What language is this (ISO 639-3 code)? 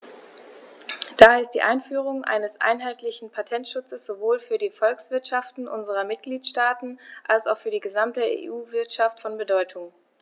deu